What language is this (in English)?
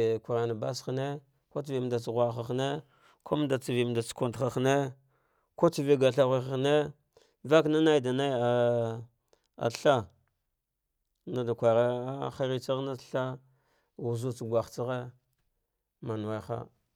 Dghwede